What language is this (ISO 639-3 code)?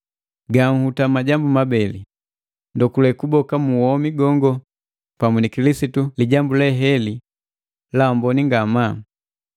mgv